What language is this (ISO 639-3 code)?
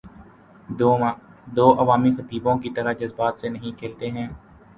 urd